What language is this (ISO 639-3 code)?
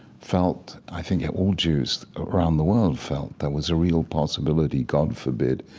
eng